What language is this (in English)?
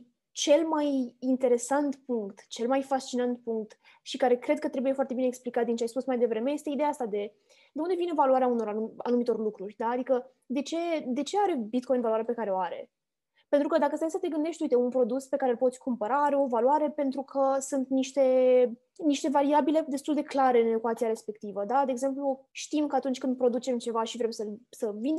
Romanian